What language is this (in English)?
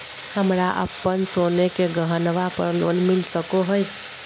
Magahi